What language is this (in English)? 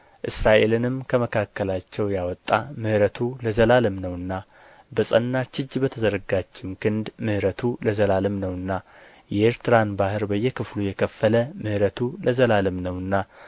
Amharic